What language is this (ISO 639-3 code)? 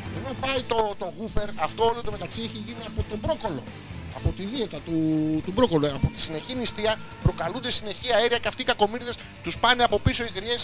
ell